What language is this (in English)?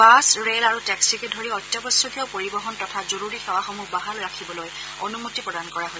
Assamese